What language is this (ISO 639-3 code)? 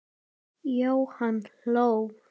isl